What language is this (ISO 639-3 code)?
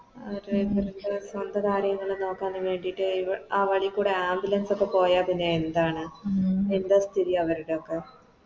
mal